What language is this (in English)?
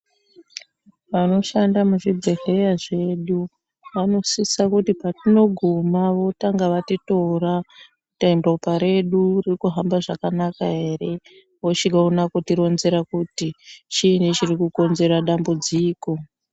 Ndau